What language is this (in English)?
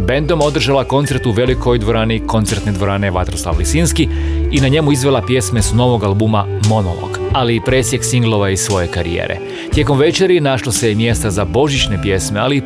Croatian